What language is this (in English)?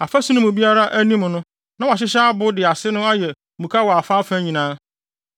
Akan